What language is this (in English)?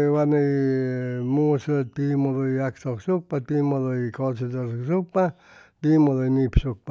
Chimalapa Zoque